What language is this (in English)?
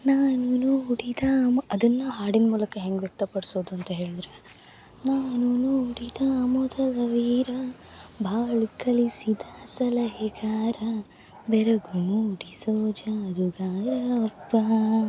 Kannada